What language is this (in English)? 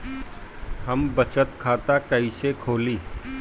Bhojpuri